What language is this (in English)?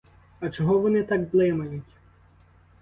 Ukrainian